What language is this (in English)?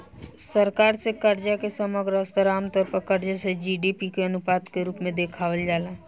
Bhojpuri